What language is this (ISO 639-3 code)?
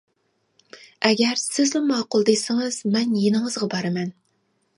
uig